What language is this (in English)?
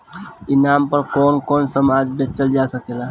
Bhojpuri